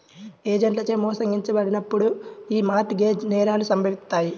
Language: Telugu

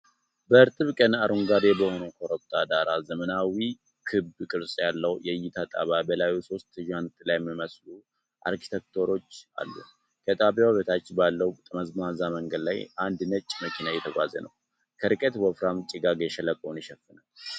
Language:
Amharic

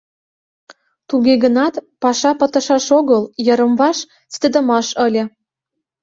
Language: Mari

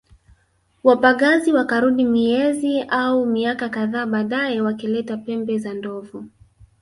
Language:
Swahili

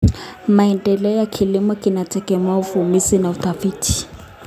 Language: Kalenjin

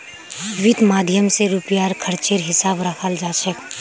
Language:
Magahi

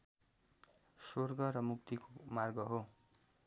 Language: Nepali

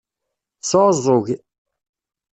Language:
Kabyle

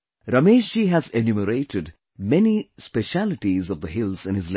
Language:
English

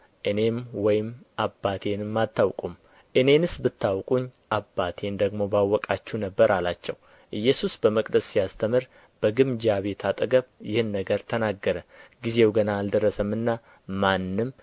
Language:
Amharic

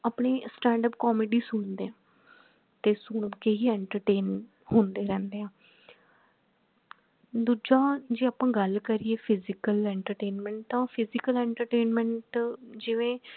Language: Punjabi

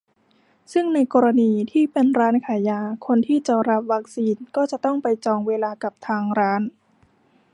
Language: Thai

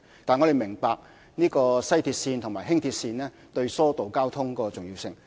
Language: Cantonese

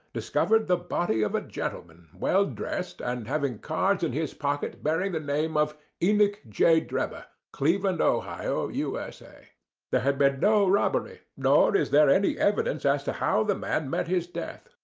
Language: English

